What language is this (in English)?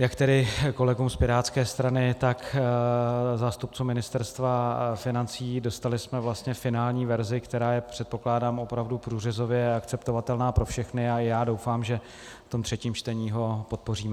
Czech